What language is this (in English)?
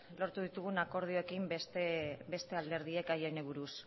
Basque